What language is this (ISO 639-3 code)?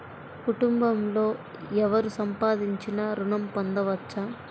tel